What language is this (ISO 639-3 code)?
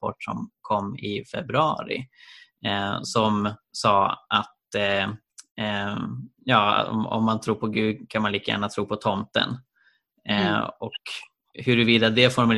swe